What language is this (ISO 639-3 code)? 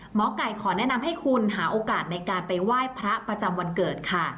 tha